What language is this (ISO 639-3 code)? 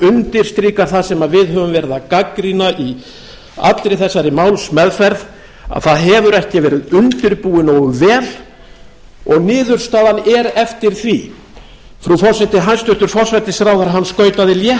isl